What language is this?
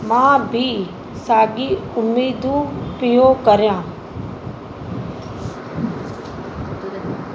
Sindhi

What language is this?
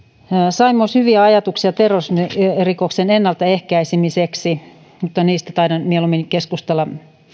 Finnish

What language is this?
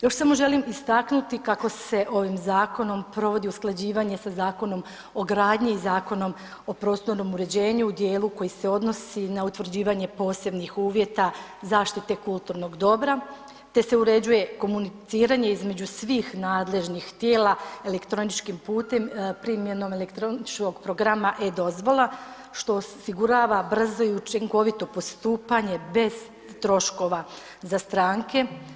Croatian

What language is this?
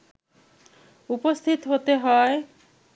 Bangla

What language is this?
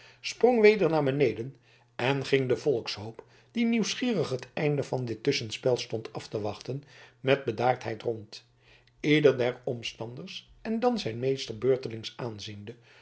Dutch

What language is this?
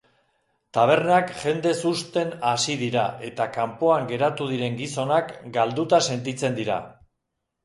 Basque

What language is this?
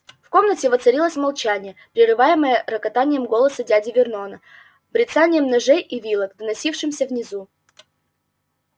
Russian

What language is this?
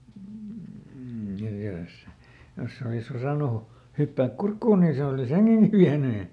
Finnish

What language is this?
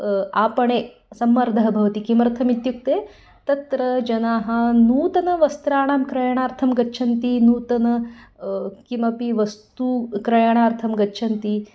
Sanskrit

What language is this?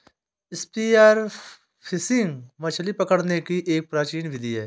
Hindi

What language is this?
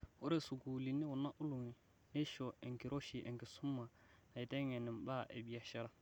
Masai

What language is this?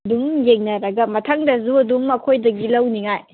Manipuri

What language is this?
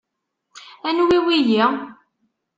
Kabyle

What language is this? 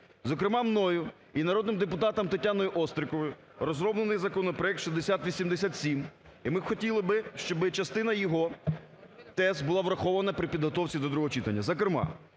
Ukrainian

